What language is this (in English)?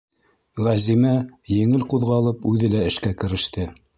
Bashkir